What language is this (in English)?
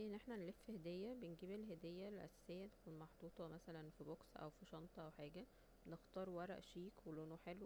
Egyptian Arabic